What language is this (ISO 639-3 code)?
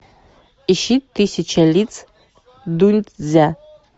rus